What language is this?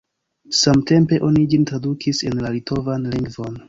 Esperanto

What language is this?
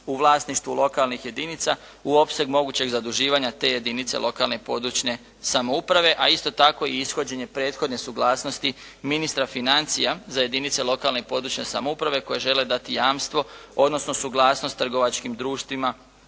Croatian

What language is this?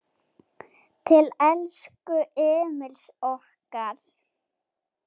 Icelandic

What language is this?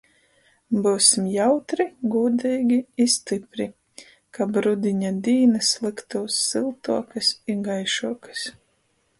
Latgalian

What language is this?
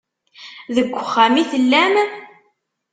Kabyle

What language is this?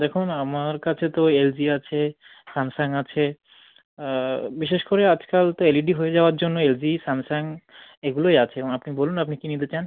Bangla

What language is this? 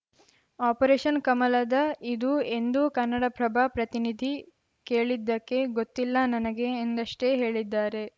Kannada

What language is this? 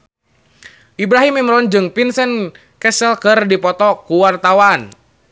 Sundanese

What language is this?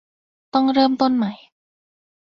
Thai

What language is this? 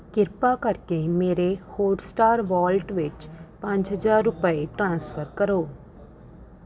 Punjabi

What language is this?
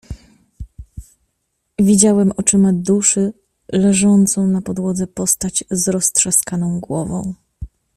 Polish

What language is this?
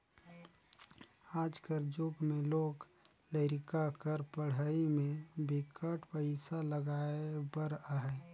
Chhattisgarhi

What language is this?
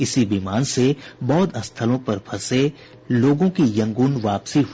Hindi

